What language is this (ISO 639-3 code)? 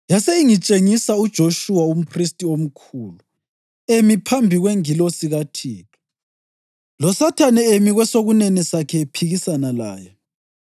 nde